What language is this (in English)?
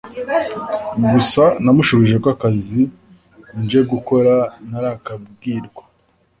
Kinyarwanda